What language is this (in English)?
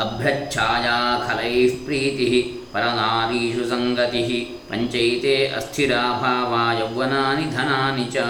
Kannada